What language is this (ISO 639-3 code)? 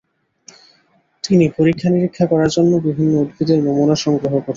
ben